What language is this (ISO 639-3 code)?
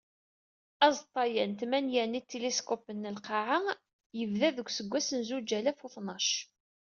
kab